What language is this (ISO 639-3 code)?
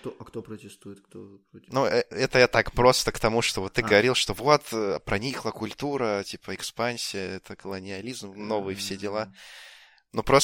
rus